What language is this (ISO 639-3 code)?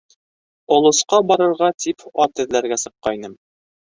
bak